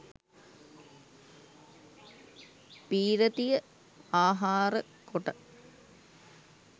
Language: Sinhala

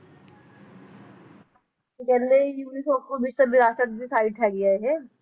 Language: Punjabi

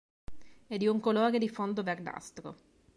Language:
Italian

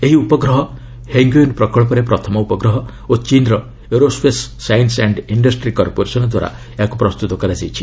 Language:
Odia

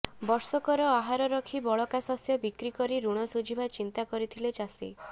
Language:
Odia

